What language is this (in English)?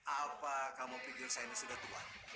Indonesian